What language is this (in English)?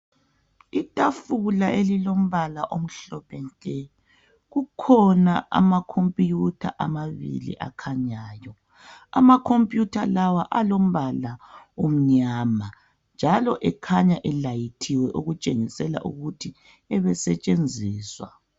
North Ndebele